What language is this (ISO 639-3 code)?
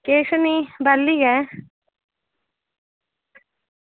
doi